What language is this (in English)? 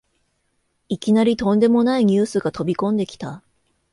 Japanese